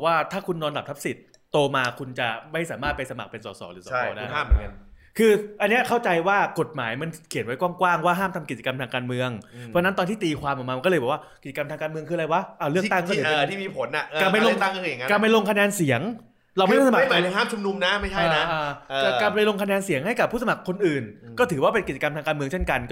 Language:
Thai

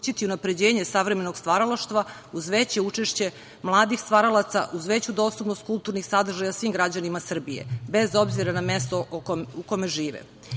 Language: Serbian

